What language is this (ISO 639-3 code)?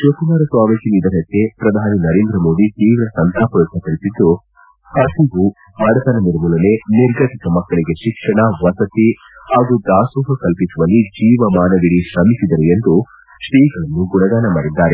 kan